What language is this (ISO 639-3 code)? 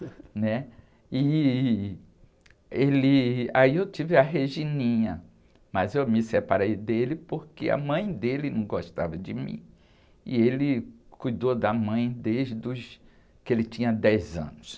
por